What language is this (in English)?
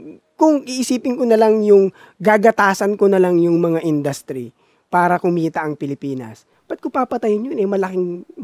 Filipino